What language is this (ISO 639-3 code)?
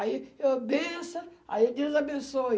por